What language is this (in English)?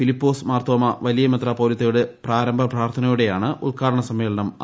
Malayalam